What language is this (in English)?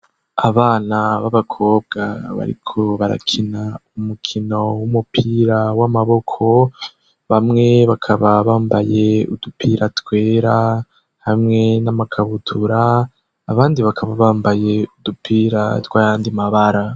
Rundi